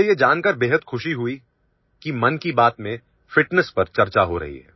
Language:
Hindi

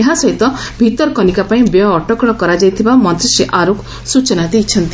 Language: Odia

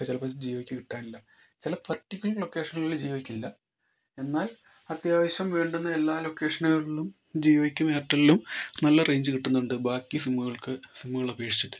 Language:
Malayalam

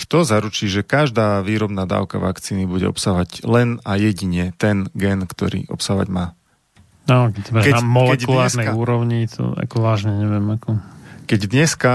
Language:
Slovak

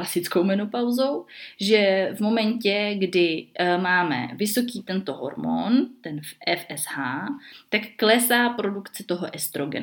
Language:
Czech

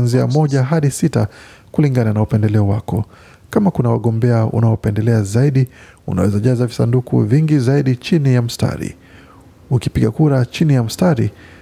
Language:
Swahili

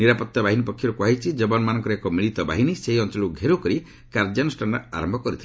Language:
Odia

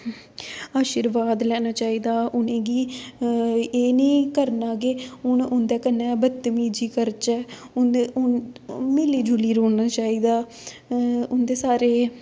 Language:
Dogri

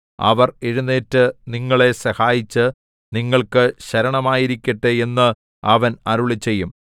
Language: Malayalam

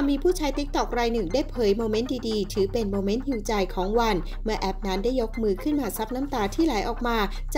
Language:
Thai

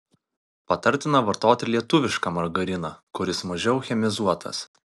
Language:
Lithuanian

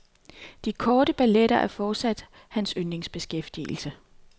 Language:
Danish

